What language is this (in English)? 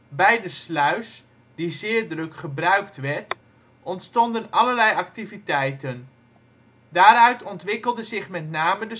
Dutch